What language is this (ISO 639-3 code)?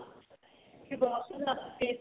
pan